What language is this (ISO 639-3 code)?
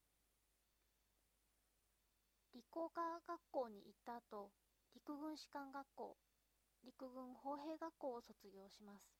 jpn